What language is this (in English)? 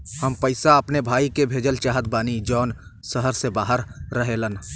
Bhojpuri